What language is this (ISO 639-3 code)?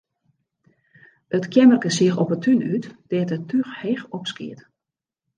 fry